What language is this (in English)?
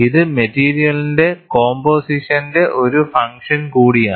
Malayalam